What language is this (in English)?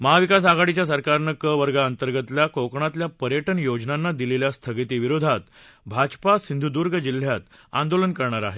Marathi